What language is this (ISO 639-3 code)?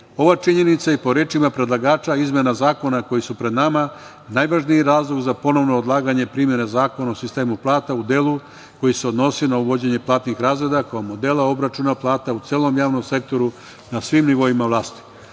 srp